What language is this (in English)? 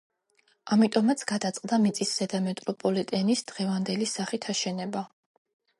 Georgian